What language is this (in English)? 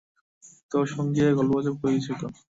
Bangla